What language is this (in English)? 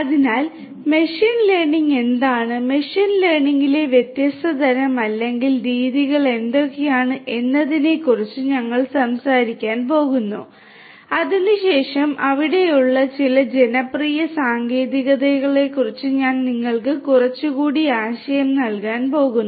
Malayalam